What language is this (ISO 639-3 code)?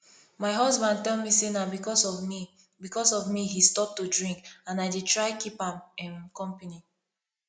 pcm